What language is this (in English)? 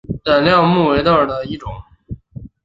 Chinese